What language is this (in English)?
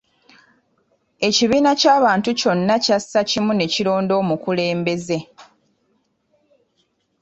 Ganda